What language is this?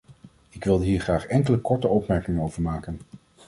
Dutch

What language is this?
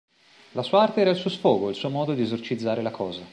Italian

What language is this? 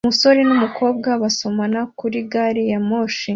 Kinyarwanda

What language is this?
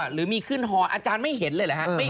Thai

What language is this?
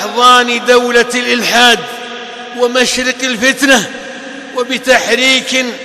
Arabic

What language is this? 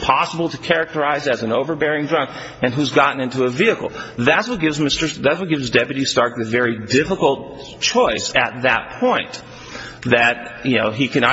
English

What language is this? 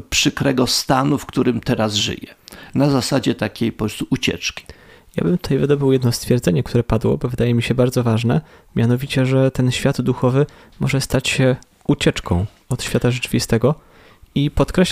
Polish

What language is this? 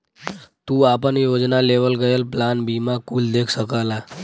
Bhojpuri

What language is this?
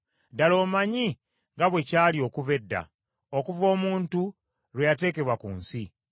Ganda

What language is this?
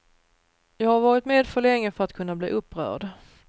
Swedish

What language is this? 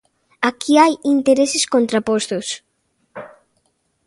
Galician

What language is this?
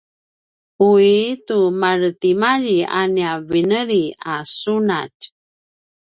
Paiwan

